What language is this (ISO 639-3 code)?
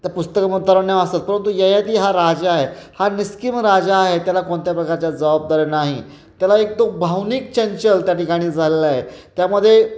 mar